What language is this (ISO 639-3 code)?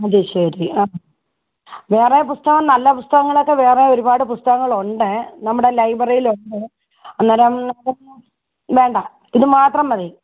mal